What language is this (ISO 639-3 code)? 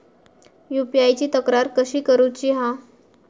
mar